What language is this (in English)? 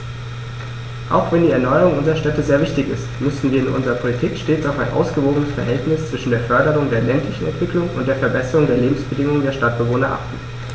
German